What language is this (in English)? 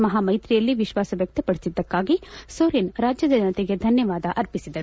Kannada